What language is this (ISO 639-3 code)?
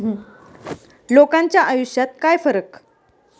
mar